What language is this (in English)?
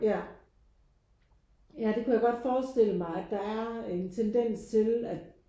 Danish